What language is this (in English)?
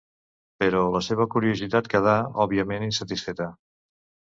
Catalan